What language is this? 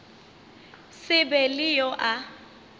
Northern Sotho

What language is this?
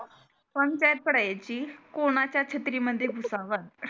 Marathi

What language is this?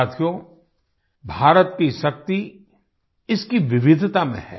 Hindi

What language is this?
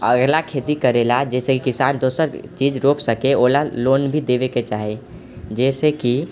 Maithili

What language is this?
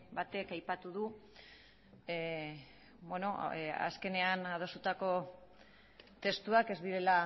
Basque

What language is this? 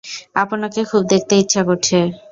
Bangla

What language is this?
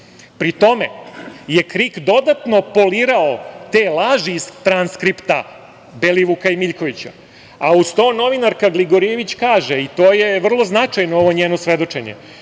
Serbian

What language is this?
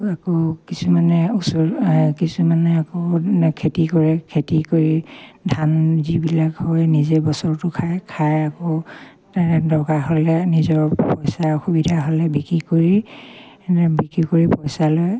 Assamese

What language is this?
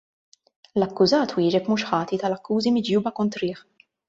Maltese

